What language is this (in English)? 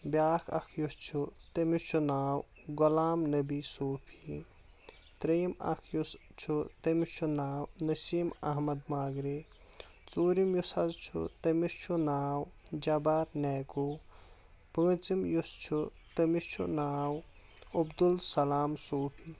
Kashmiri